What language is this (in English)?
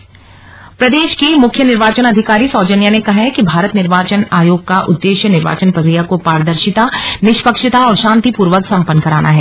Hindi